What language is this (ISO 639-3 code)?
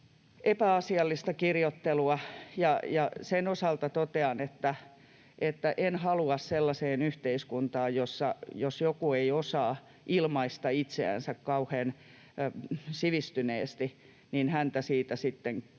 fin